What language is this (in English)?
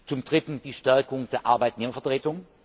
German